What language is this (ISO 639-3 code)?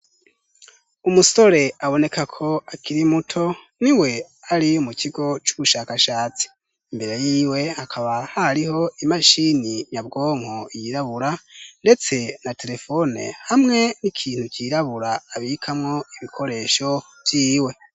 run